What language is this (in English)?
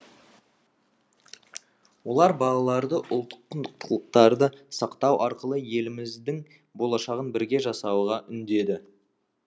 Kazakh